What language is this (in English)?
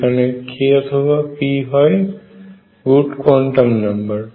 Bangla